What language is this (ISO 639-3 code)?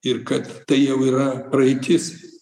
lit